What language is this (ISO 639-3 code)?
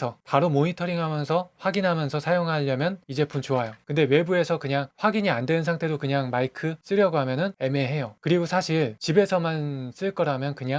kor